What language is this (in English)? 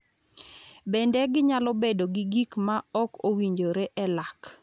Luo (Kenya and Tanzania)